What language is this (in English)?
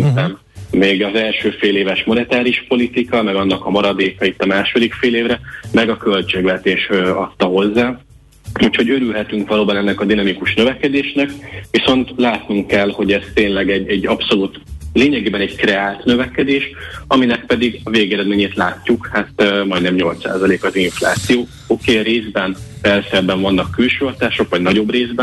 Hungarian